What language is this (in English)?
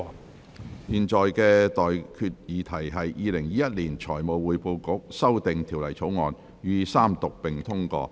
Cantonese